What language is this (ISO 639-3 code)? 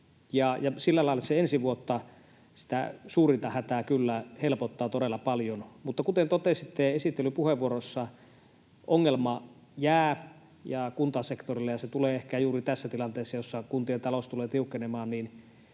fin